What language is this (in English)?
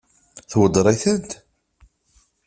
Kabyle